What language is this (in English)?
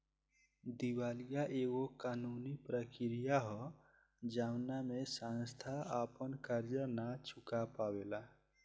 Bhojpuri